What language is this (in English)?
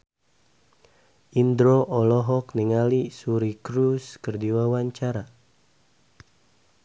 Sundanese